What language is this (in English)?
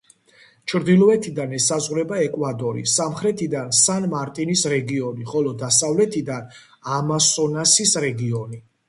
Georgian